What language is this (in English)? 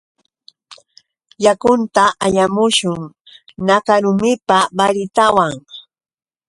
Yauyos Quechua